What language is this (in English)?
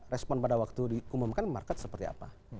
Indonesian